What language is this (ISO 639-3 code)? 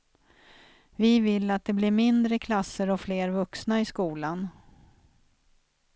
swe